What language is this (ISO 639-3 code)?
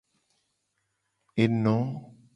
gej